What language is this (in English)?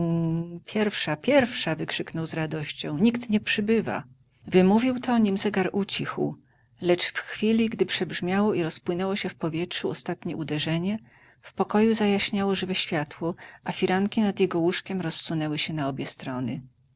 Polish